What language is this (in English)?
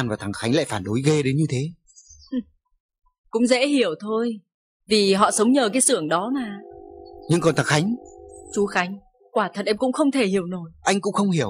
Vietnamese